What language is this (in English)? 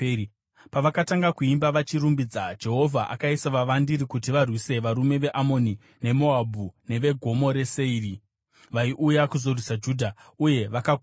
Shona